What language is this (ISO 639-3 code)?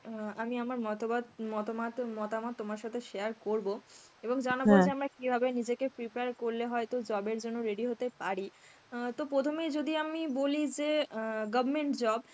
ben